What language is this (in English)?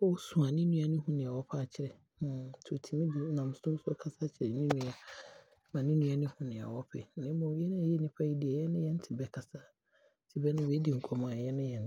Abron